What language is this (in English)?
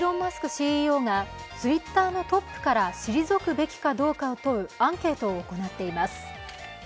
Japanese